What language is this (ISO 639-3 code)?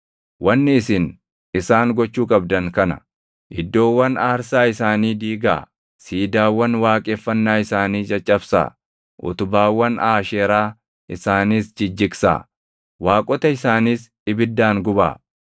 orm